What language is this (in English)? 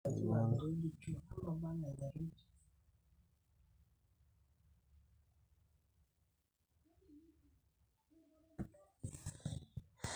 Masai